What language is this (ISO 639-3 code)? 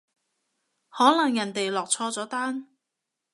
yue